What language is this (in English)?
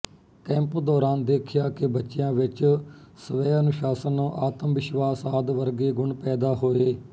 Punjabi